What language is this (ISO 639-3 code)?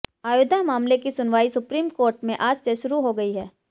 hin